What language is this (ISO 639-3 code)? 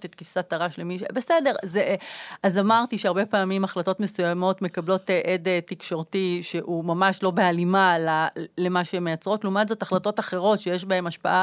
heb